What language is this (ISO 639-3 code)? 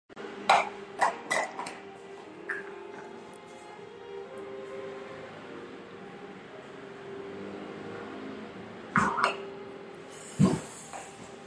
nan